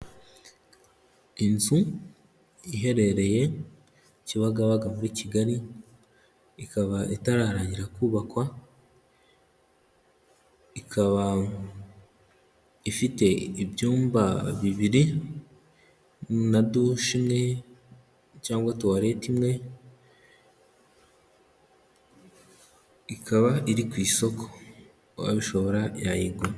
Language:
Kinyarwanda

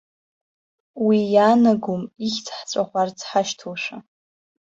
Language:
Abkhazian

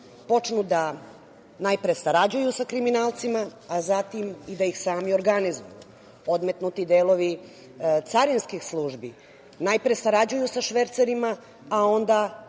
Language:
Serbian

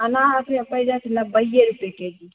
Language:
Maithili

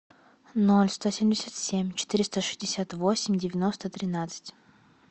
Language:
Russian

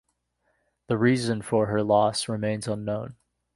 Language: English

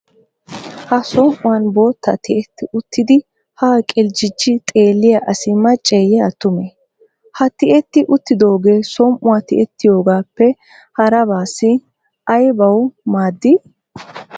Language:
Wolaytta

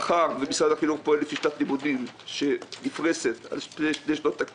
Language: Hebrew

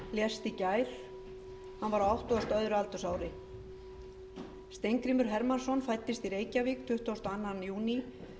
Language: Icelandic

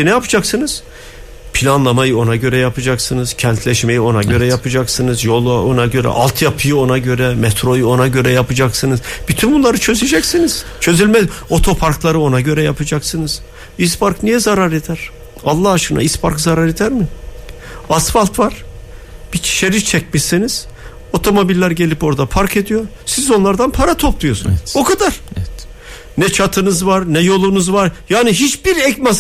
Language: Turkish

